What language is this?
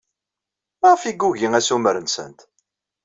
Kabyle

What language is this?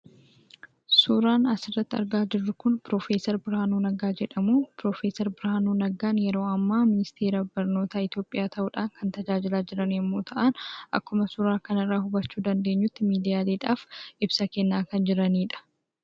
Oromo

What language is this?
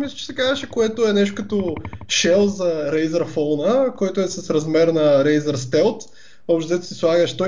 Bulgarian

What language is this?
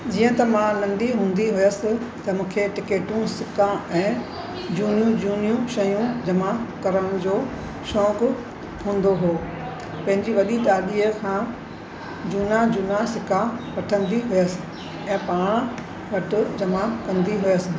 Sindhi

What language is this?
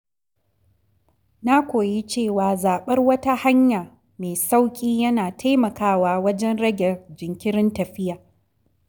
Hausa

